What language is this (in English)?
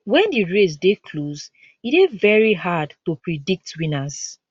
Nigerian Pidgin